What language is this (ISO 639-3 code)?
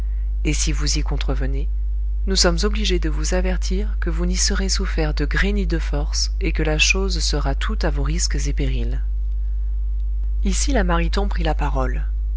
fra